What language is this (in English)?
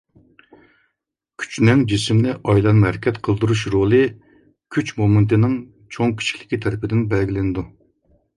Uyghur